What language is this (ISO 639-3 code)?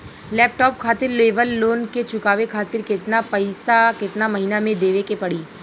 bho